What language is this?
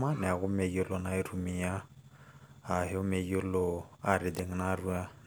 Masai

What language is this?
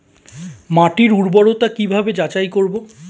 Bangla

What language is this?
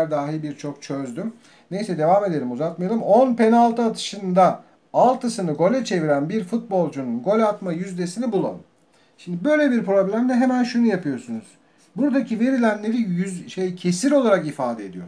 Turkish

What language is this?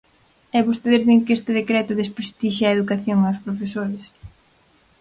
Galician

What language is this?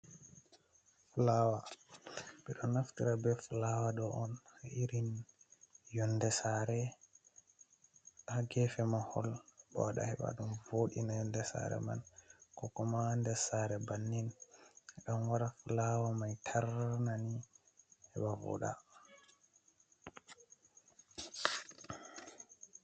Fula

